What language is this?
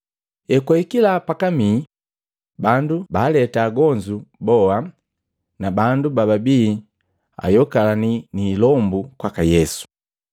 Matengo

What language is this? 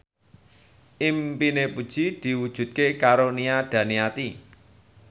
Javanese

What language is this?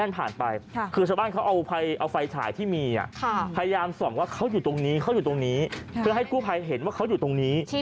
Thai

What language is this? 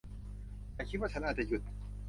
Thai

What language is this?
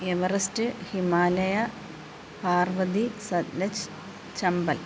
Malayalam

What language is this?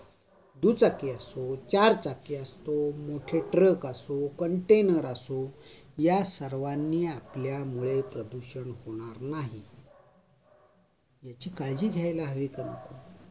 Marathi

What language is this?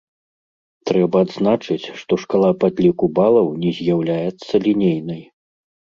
Belarusian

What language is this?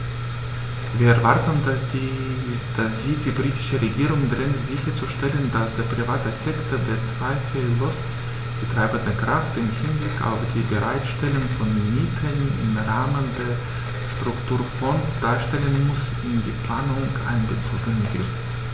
German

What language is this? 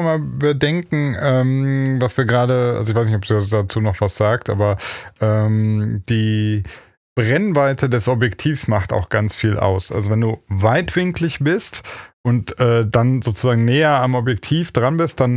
German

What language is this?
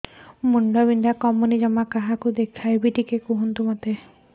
Odia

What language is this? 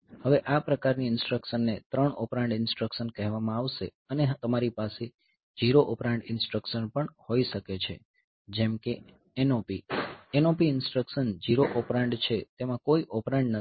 Gujarati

